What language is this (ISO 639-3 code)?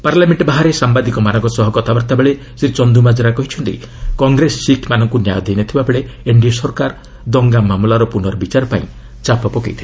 ori